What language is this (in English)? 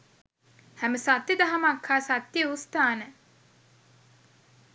Sinhala